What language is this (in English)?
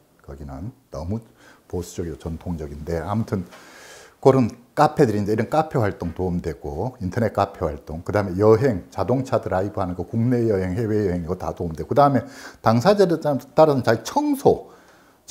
Korean